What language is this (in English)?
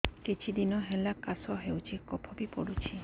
Odia